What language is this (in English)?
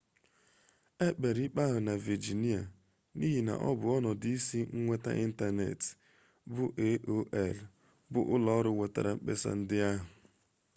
Igbo